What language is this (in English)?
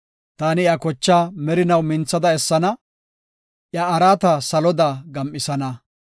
Gofa